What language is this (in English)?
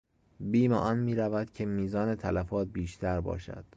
Persian